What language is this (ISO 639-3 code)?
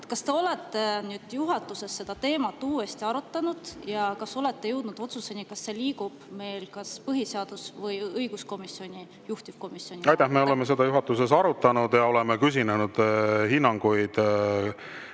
est